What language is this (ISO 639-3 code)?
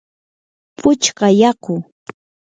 qur